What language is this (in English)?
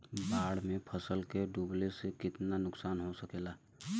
Bhojpuri